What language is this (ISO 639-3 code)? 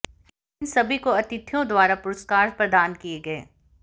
hin